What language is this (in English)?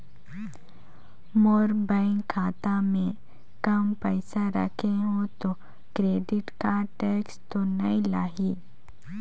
Chhattisgarhi